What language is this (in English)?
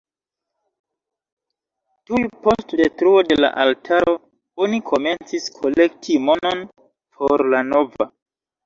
Esperanto